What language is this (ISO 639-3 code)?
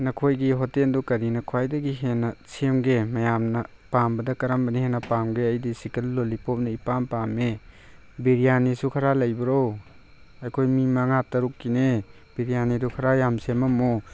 mni